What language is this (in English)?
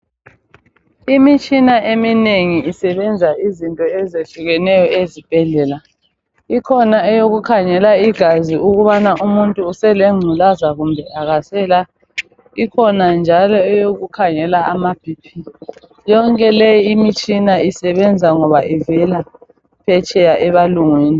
North Ndebele